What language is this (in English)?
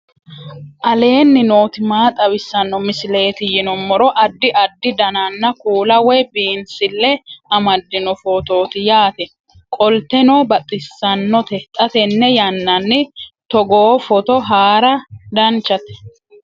Sidamo